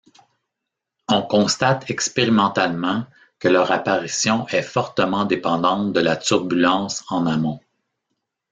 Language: French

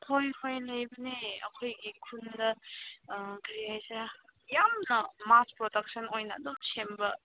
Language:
Manipuri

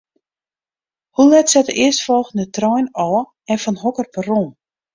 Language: Western Frisian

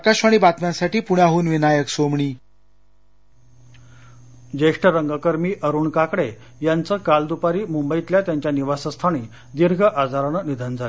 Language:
Marathi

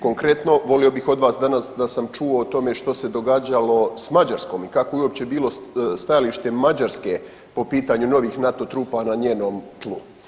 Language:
Croatian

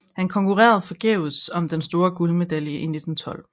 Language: Danish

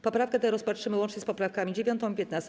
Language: Polish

